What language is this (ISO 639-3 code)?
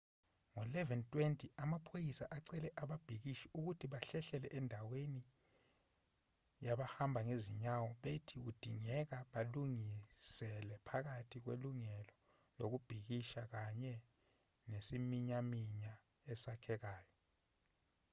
zul